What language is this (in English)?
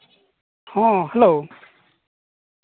Santali